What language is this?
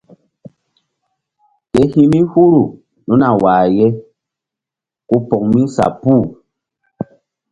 Mbum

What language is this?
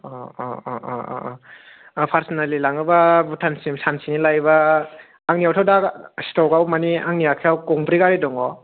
Bodo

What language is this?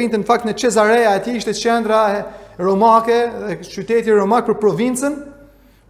Romanian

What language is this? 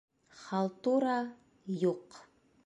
Bashkir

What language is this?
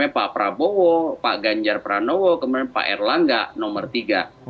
Indonesian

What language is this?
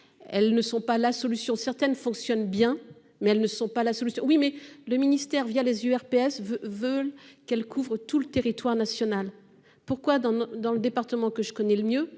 French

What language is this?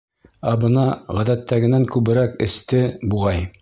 Bashkir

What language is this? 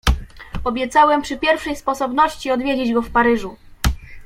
Polish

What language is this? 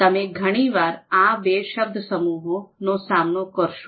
Gujarati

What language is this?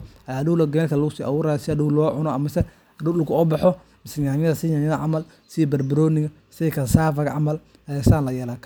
Somali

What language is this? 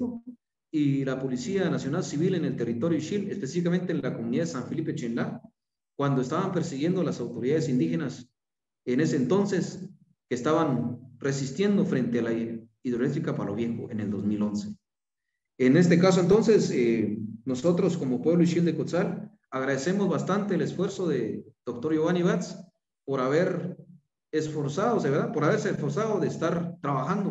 Spanish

